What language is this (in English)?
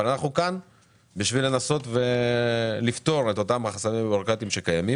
Hebrew